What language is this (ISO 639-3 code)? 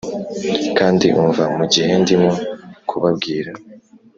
kin